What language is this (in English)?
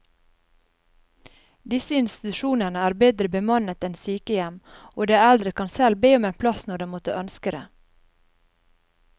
Norwegian